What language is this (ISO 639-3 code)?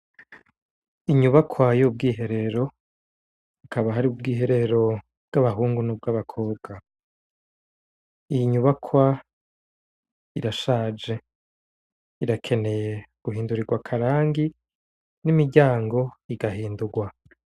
run